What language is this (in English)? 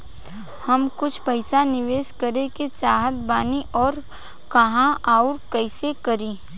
Bhojpuri